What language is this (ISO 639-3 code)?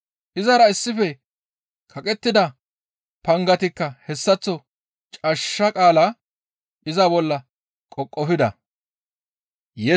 gmv